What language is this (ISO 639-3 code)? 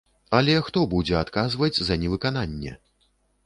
bel